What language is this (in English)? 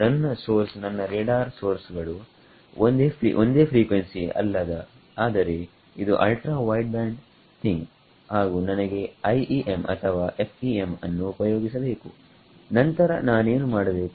Kannada